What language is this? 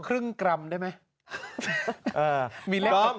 Thai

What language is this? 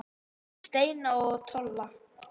Icelandic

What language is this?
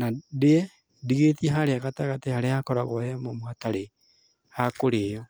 Kikuyu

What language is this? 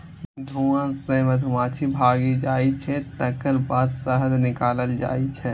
Maithili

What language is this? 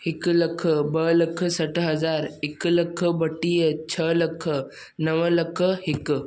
Sindhi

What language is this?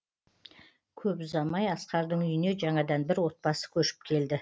Kazakh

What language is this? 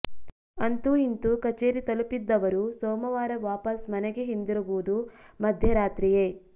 Kannada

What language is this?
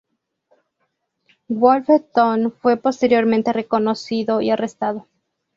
Spanish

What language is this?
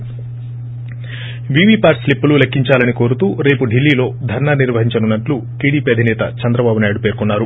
Telugu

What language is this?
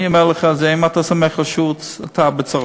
Hebrew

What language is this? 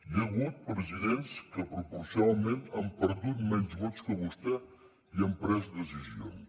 Catalan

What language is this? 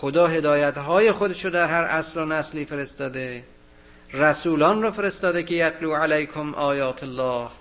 Persian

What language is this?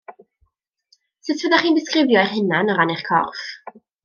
Welsh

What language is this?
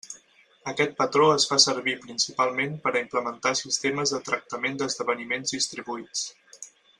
Catalan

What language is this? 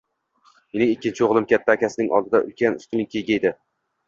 Uzbek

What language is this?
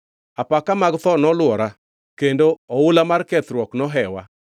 Luo (Kenya and Tanzania)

